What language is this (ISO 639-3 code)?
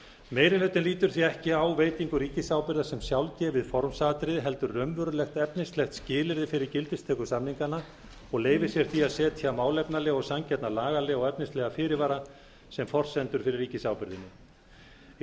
isl